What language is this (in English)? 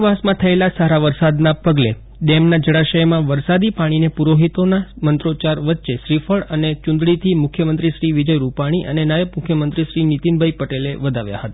Gujarati